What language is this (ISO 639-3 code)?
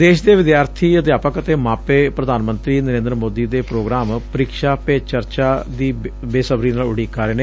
pan